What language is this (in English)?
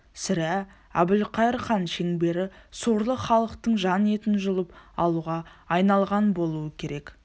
Kazakh